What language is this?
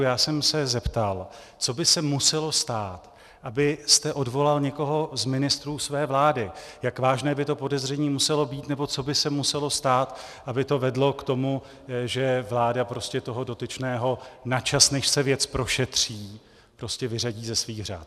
Czech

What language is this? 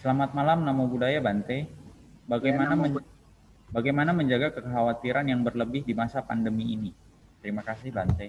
Indonesian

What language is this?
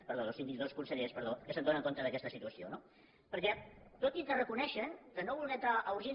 Catalan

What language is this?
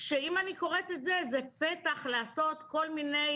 Hebrew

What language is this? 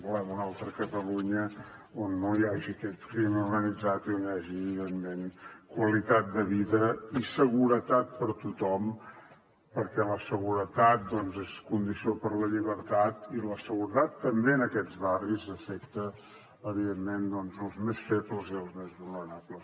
Catalan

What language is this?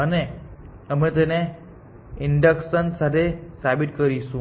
Gujarati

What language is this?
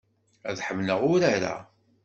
Kabyle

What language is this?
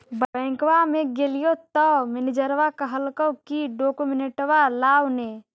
Magahi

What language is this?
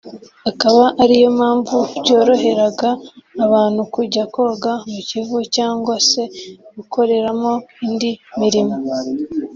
Kinyarwanda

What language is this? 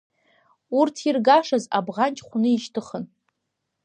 Abkhazian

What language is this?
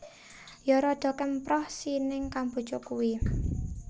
Javanese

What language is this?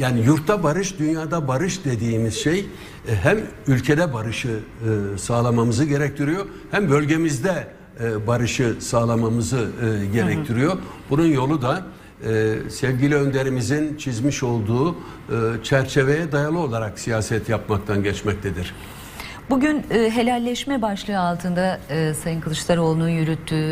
Turkish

